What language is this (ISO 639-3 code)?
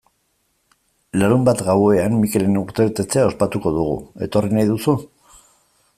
eus